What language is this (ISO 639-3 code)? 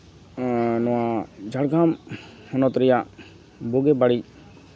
sat